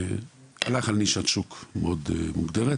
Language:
Hebrew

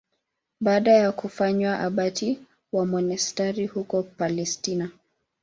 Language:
Swahili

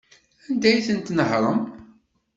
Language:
Kabyle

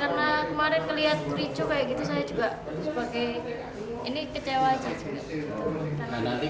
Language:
Indonesian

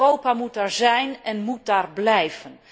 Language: Dutch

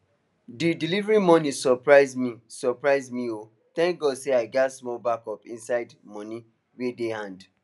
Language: Nigerian Pidgin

